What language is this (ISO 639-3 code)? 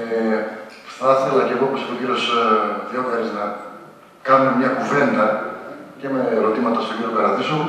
ell